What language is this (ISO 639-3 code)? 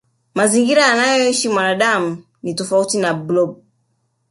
swa